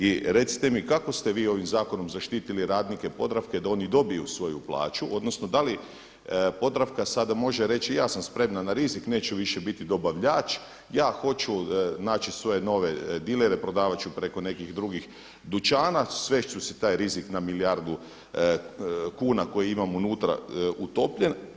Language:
Croatian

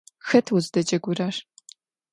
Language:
Adyghe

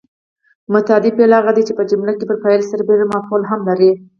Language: Pashto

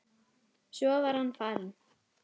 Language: Icelandic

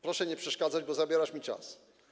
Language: Polish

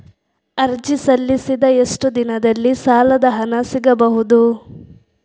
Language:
Kannada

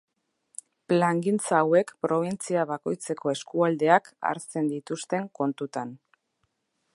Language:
Basque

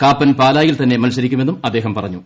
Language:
Malayalam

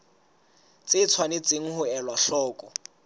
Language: Southern Sotho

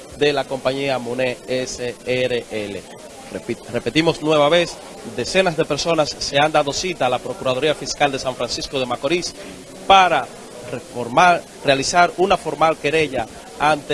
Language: Spanish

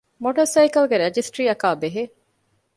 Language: Divehi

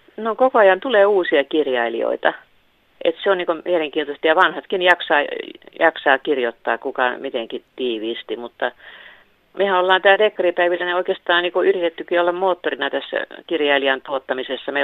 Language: Finnish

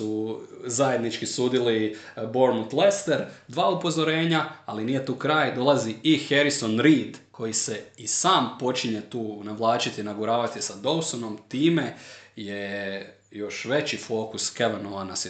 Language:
Croatian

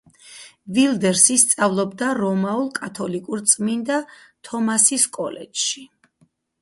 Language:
Georgian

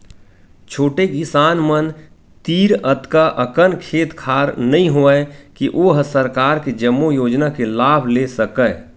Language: Chhattisgarhi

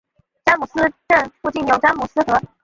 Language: Chinese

